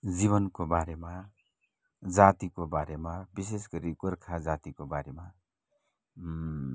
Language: Nepali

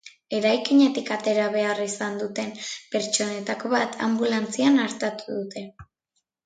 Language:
Basque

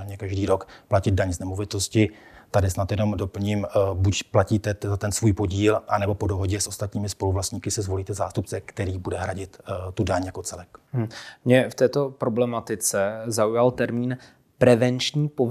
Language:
Czech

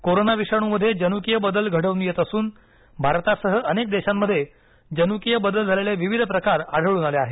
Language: Marathi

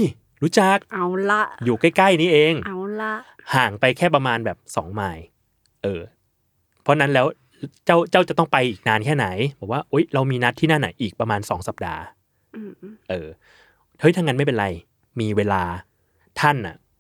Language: Thai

